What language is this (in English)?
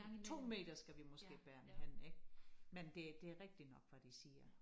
Danish